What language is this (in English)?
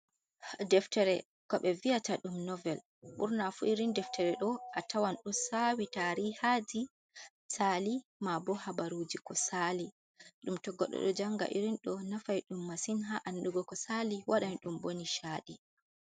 Fula